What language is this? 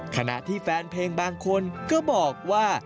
Thai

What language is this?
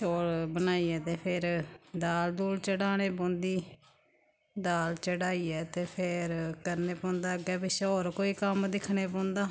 Dogri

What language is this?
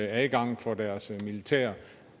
Danish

